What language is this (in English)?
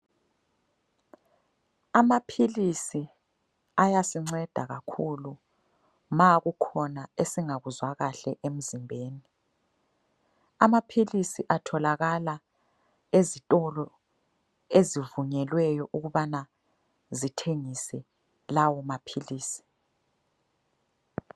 North Ndebele